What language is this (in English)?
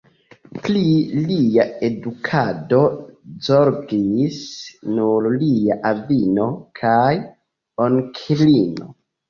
Esperanto